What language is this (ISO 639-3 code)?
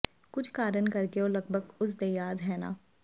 pan